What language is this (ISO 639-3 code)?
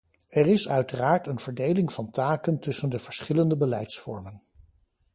nld